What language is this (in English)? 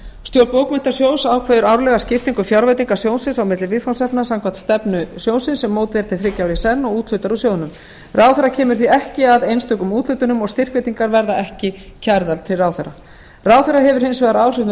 Icelandic